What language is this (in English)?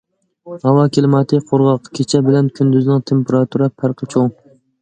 Uyghur